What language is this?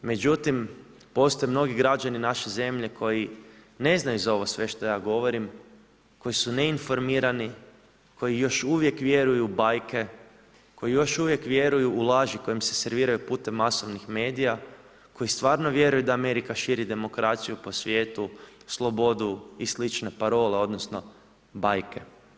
Croatian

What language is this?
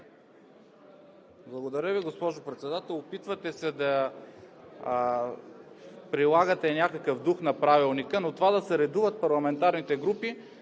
Bulgarian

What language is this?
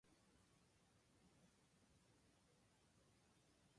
Japanese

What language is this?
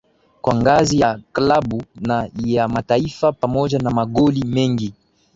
Swahili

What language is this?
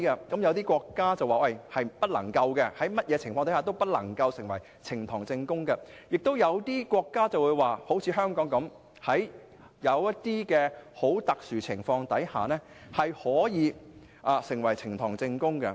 Cantonese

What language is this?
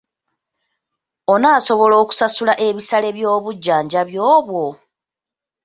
Ganda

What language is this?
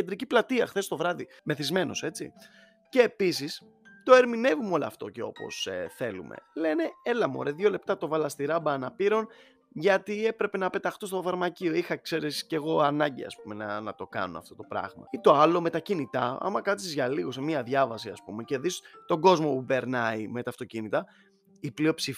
Greek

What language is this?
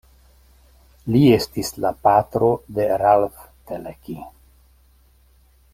Esperanto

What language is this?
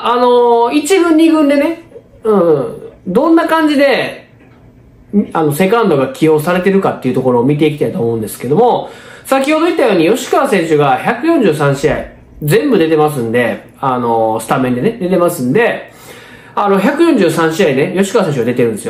Japanese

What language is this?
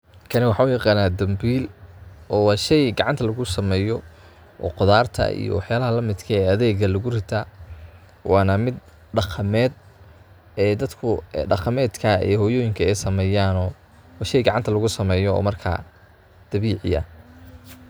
Somali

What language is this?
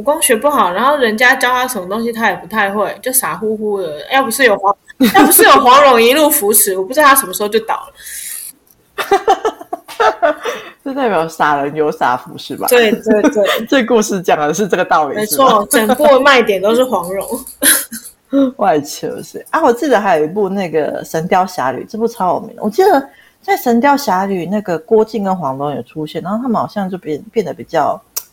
Chinese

